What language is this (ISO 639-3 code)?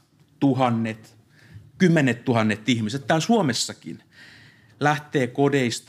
fin